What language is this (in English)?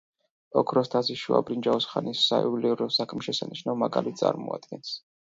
Georgian